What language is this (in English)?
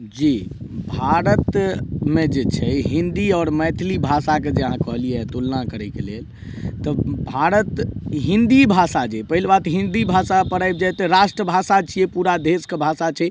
Maithili